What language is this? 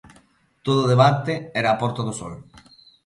Galician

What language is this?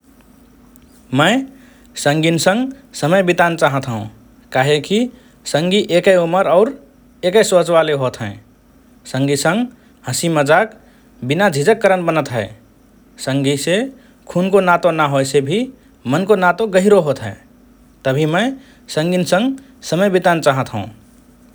Rana Tharu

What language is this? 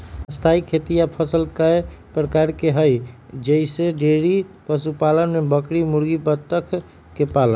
Magahi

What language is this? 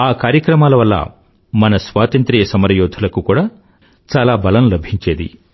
Telugu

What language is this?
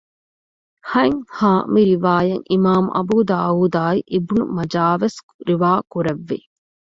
Divehi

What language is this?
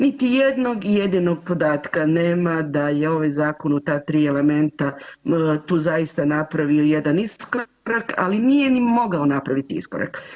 Croatian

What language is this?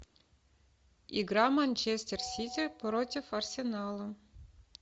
Russian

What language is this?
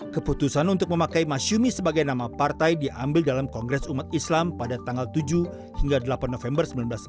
Indonesian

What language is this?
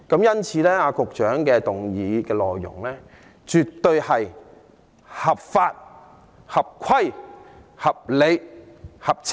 Cantonese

